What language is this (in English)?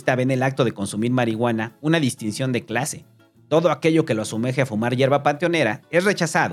Spanish